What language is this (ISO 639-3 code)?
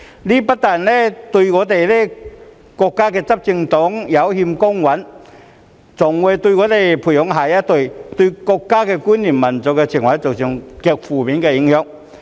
yue